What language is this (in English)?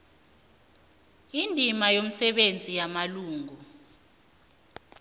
South Ndebele